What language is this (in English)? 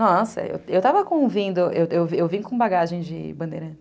Portuguese